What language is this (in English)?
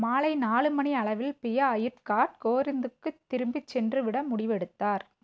Tamil